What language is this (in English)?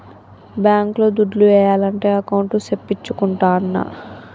Telugu